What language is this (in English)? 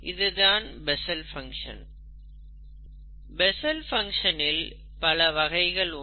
Tamil